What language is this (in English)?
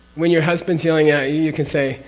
English